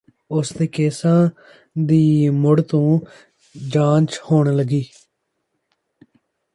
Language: Punjabi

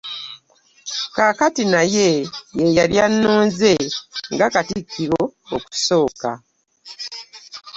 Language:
Ganda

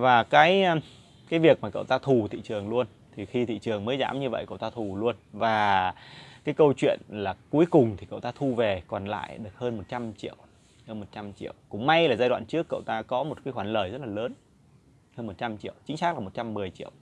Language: Vietnamese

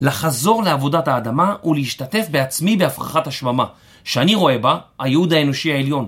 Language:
Hebrew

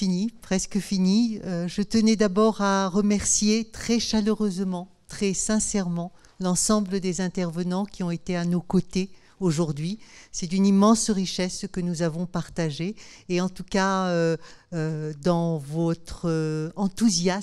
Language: French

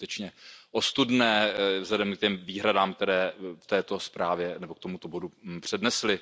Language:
Czech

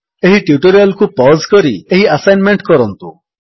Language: Odia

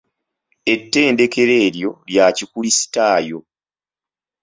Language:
Ganda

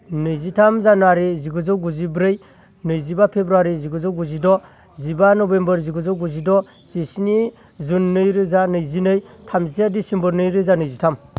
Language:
Bodo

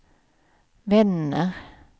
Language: Swedish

